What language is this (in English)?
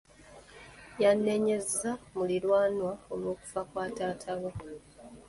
Ganda